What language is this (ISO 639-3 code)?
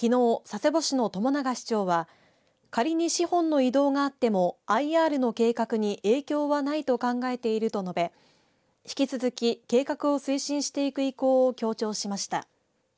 jpn